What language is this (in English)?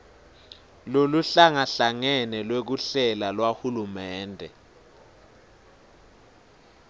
Swati